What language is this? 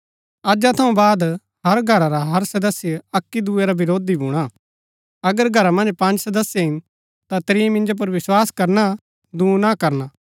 Gaddi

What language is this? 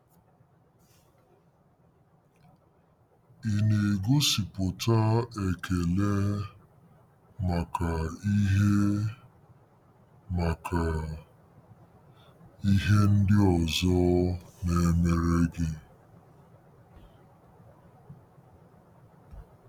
Igbo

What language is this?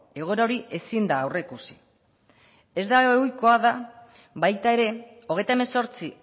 Basque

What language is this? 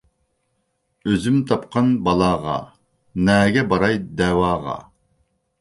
Uyghur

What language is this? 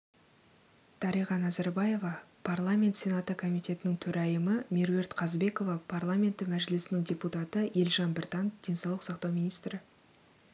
Kazakh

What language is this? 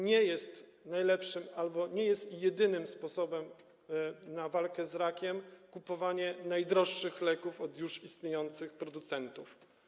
Polish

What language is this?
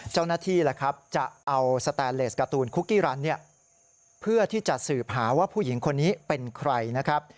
Thai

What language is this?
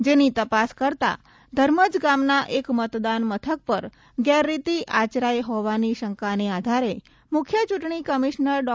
Gujarati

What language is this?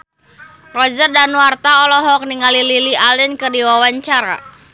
Sundanese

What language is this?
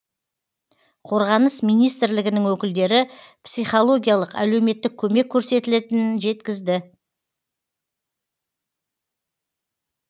Kazakh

